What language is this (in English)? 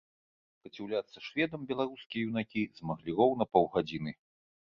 Belarusian